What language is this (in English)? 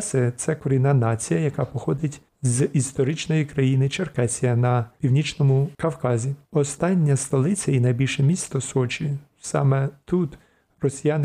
Ukrainian